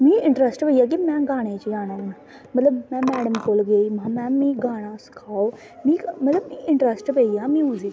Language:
Dogri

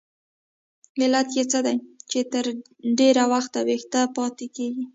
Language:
Pashto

